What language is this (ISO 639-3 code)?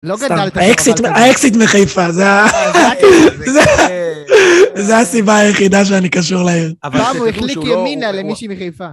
heb